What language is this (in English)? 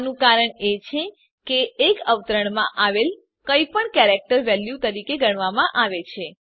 Gujarati